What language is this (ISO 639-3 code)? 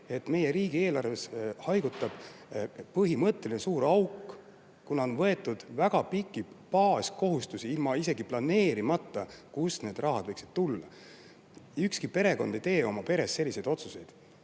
est